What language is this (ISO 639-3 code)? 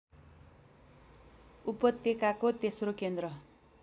nep